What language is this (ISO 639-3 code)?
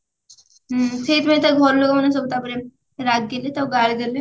ori